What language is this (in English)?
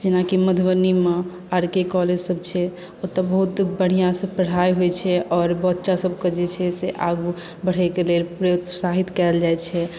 Maithili